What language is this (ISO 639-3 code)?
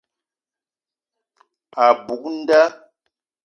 eto